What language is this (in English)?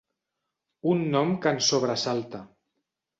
Catalan